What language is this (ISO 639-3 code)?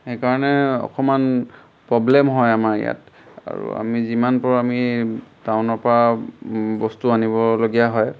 asm